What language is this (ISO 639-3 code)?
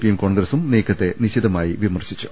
mal